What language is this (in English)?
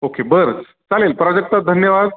Marathi